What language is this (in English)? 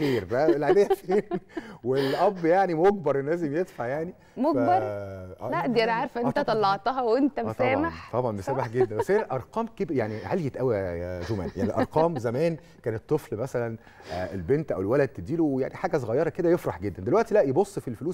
Arabic